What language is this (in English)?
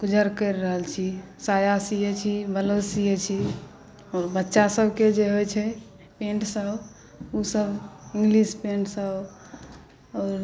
Maithili